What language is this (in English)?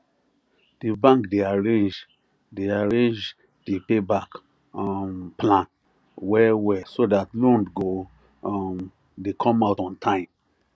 Nigerian Pidgin